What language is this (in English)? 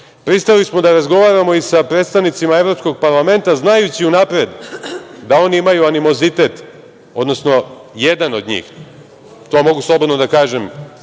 Serbian